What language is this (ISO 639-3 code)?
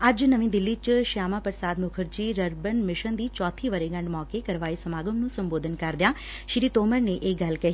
pan